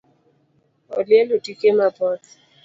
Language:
Luo (Kenya and Tanzania)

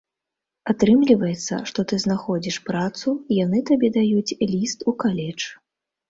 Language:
Belarusian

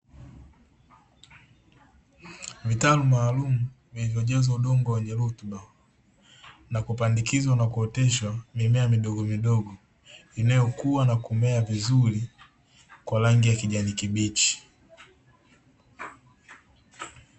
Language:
Swahili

